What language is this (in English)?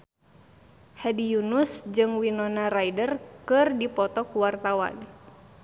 Sundanese